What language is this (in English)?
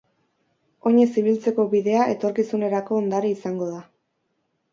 Basque